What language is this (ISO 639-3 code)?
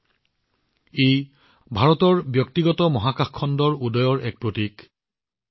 asm